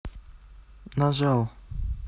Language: Russian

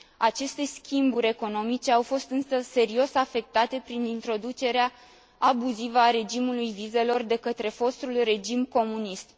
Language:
Romanian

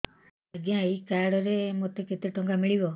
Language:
Odia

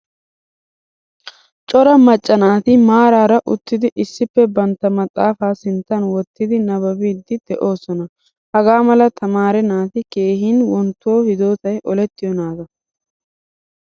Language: Wolaytta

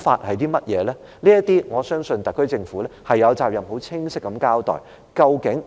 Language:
Cantonese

